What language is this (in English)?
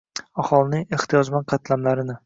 Uzbek